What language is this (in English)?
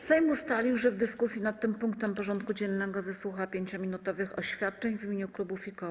Polish